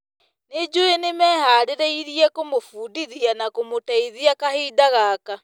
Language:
Kikuyu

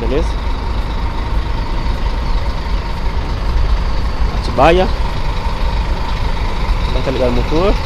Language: Portuguese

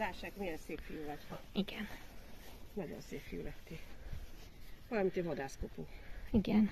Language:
Hungarian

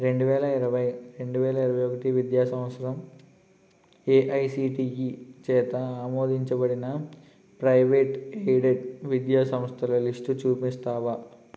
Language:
Telugu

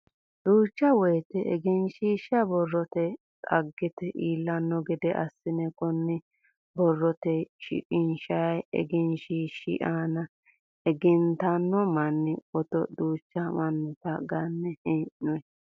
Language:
Sidamo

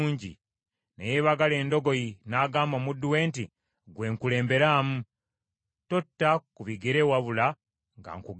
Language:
Ganda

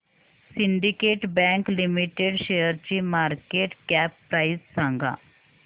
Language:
Marathi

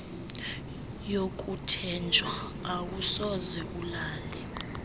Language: Xhosa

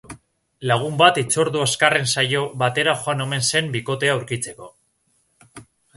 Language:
Basque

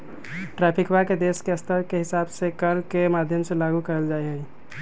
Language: Magahi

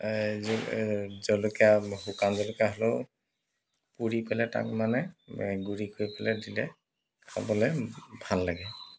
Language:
Assamese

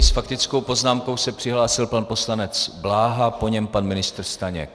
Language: Czech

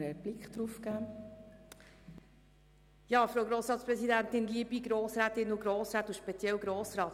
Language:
Swiss German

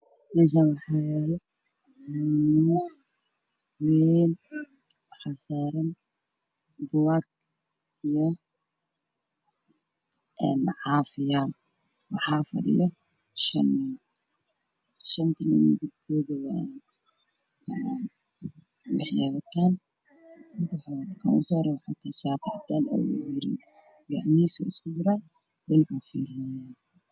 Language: Somali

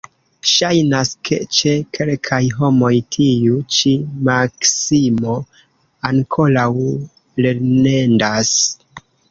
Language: Esperanto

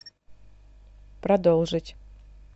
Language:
Russian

